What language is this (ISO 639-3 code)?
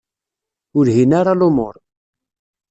kab